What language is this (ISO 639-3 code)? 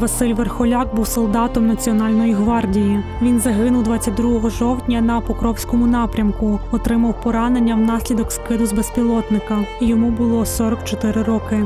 ukr